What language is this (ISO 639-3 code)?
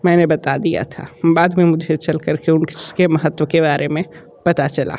hin